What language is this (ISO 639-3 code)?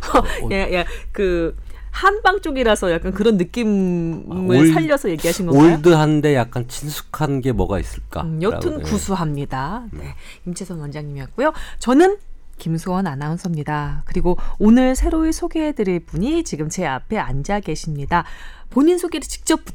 kor